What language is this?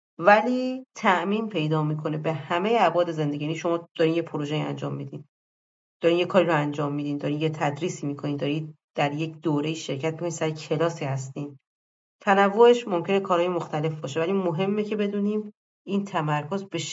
Persian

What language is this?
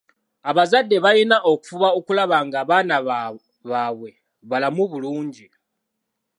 Ganda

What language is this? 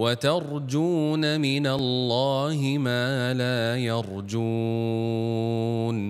Malay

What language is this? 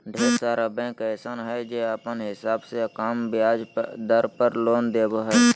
Magahi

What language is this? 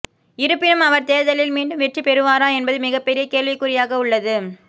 Tamil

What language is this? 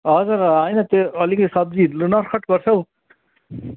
Nepali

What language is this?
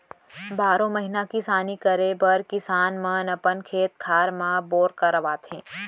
Chhattisgarhi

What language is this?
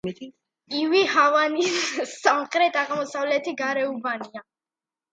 Georgian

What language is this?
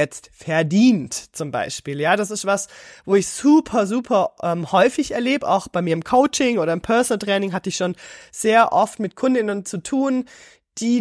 German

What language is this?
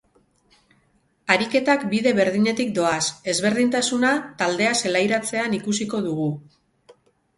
Basque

